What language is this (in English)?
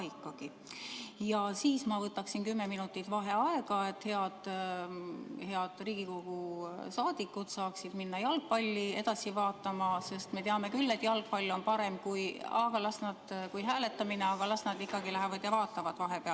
Estonian